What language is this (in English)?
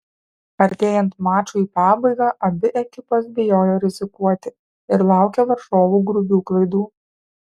Lithuanian